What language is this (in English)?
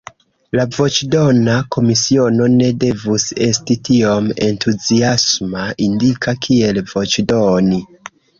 Esperanto